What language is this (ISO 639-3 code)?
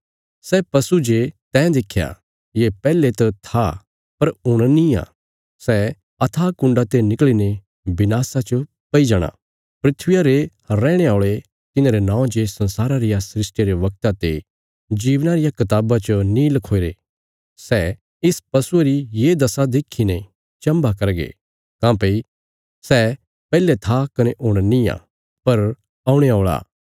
kfs